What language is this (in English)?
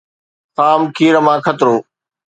Sindhi